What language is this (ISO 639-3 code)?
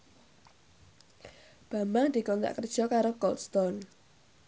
jav